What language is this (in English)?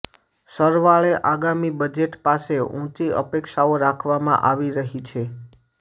Gujarati